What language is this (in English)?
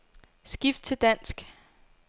Danish